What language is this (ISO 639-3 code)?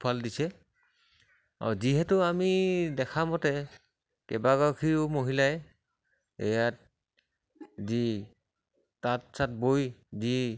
asm